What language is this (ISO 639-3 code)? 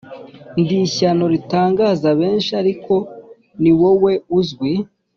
kin